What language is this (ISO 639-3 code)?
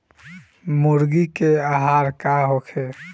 bho